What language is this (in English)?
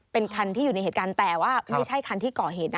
Thai